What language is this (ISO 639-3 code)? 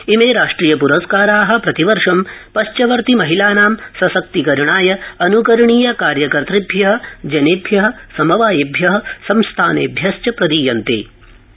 san